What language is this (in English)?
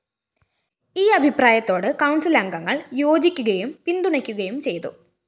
Malayalam